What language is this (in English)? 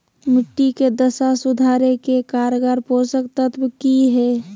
Magahi